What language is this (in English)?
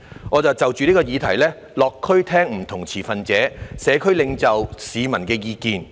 Cantonese